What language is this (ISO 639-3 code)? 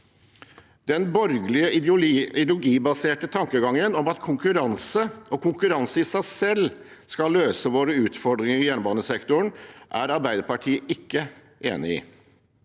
nor